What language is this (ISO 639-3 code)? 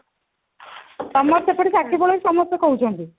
ori